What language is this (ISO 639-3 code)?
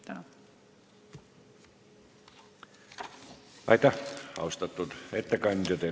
est